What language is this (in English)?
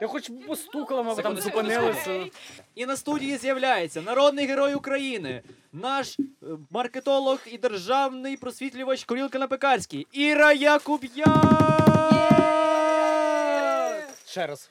Ukrainian